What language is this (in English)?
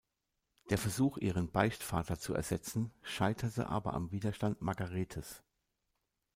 German